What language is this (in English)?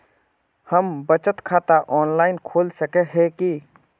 Magahi